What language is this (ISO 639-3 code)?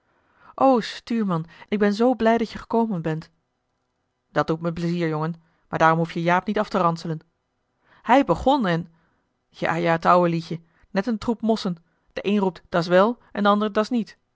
nld